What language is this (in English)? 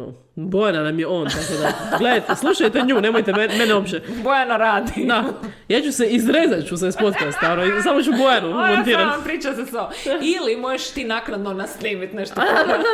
Croatian